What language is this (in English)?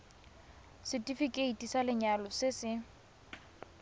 Tswana